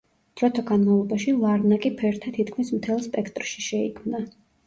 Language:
Georgian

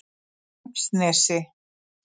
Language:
Icelandic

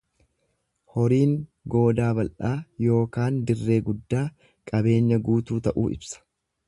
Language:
Oromo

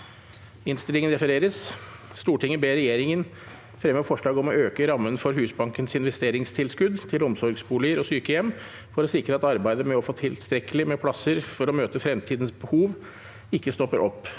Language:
Norwegian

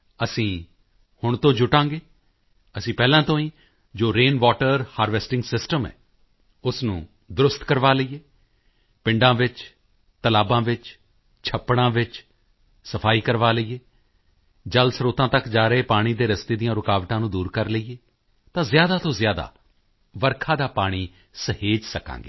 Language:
Punjabi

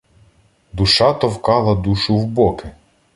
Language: Ukrainian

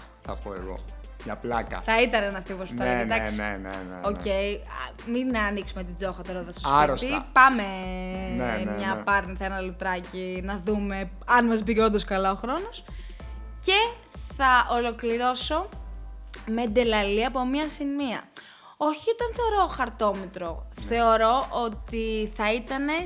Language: Greek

